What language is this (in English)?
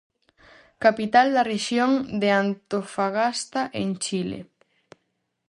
Galician